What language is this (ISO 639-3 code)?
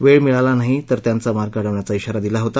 mar